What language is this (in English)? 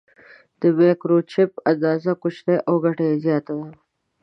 Pashto